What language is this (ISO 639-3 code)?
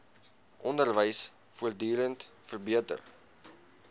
afr